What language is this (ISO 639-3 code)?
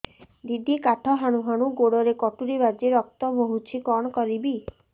ori